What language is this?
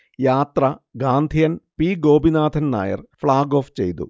Malayalam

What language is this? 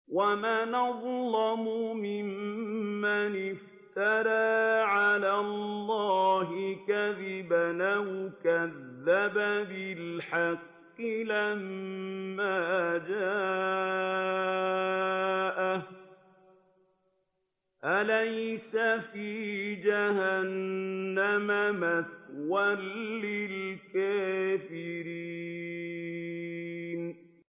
Arabic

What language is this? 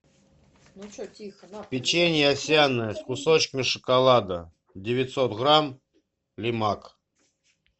Russian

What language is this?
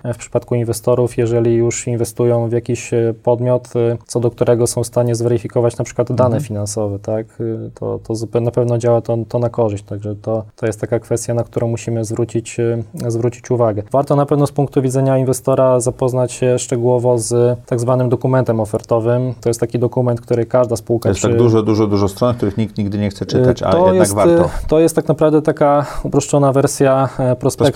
Polish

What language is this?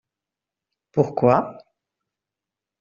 French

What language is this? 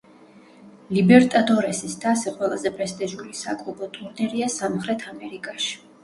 Georgian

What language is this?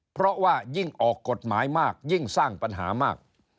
Thai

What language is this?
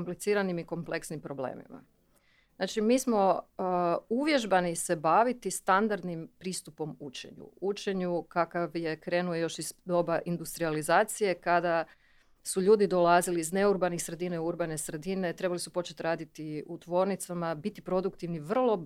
Croatian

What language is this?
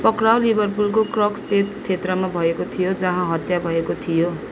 Nepali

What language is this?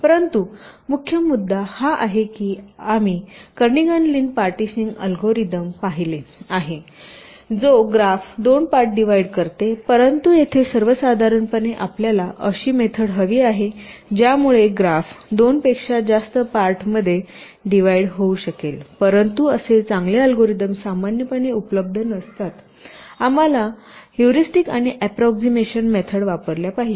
Marathi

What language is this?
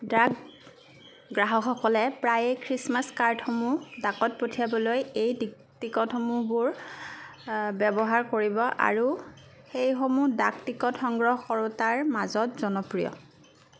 Assamese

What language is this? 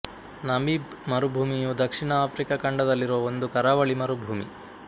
Kannada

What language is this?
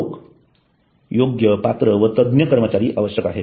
Marathi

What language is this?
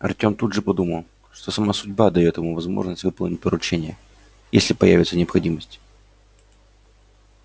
Russian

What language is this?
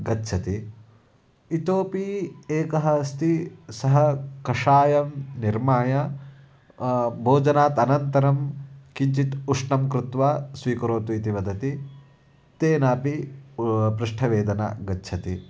Sanskrit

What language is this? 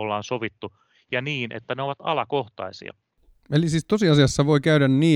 Finnish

